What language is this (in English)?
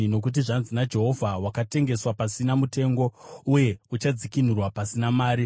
Shona